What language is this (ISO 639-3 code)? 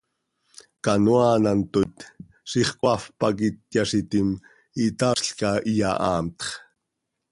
sei